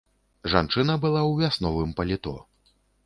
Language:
Belarusian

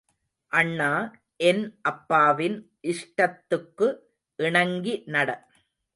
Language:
Tamil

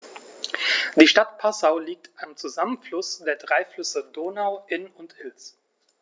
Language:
German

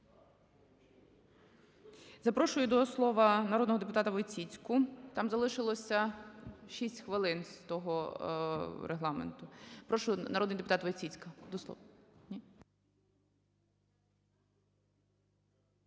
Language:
Ukrainian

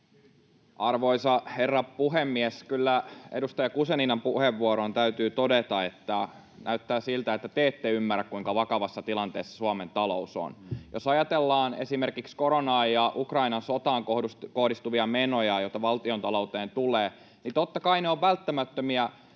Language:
Finnish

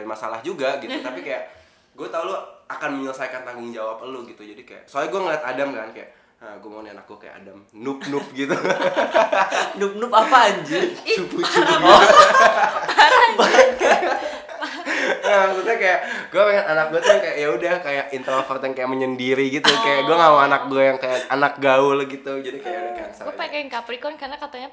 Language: Indonesian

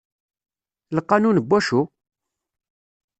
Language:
Kabyle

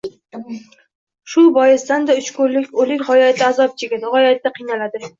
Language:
Uzbek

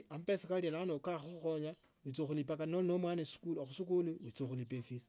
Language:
Tsotso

